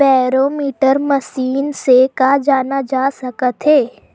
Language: Chhattisgarhi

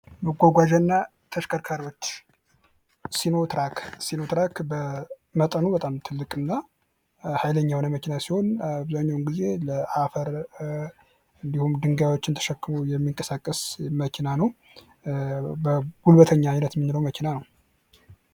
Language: Amharic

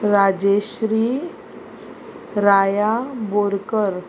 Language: Konkani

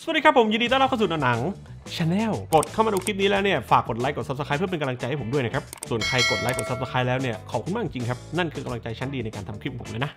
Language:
Thai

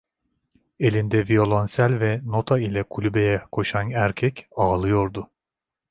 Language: Turkish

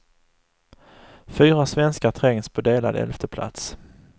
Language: Swedish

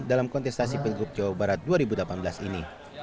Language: Indonesian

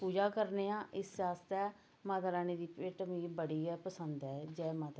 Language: Dogri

